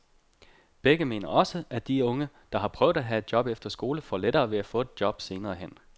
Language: Danish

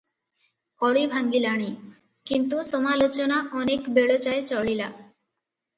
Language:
Odia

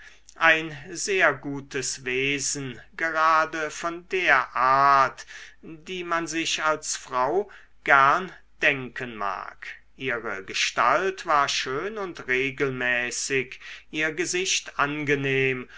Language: German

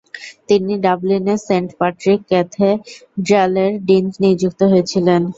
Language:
Bangla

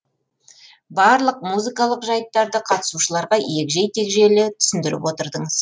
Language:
Kazakh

